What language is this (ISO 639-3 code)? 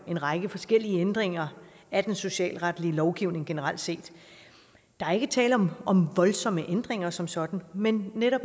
dan